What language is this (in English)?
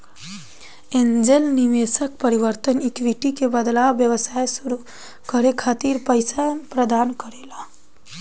Bhojpuri